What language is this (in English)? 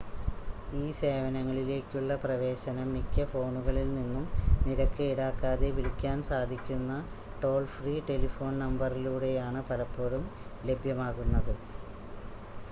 Malayalam